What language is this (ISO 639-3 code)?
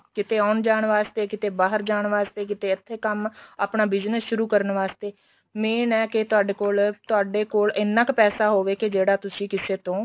pan